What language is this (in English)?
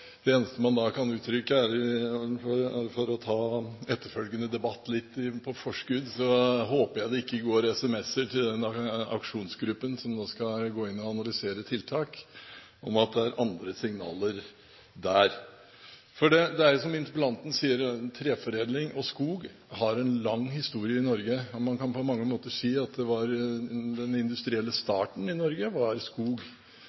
Norwegian Bokmål